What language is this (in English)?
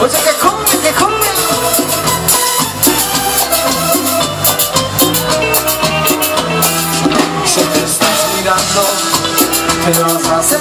Greek